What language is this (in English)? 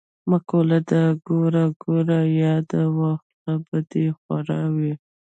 Pashto